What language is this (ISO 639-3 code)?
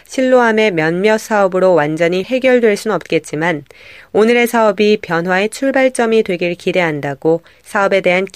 kor